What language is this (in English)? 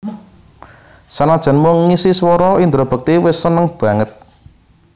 Javanese